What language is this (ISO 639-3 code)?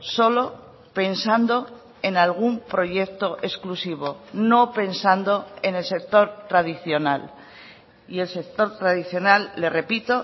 spa